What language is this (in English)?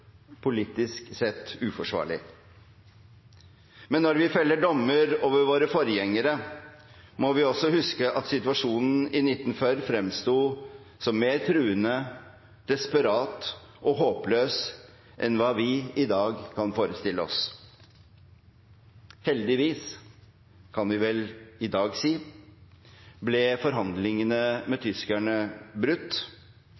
Norwegian Bokmål